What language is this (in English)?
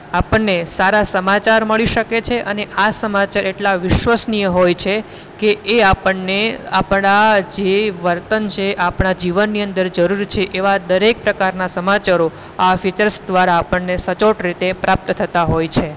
Gujarati